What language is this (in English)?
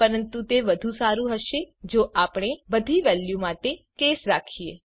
Gujarati